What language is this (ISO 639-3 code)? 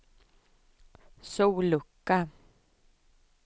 swe